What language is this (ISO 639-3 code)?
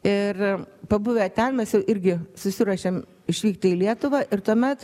lit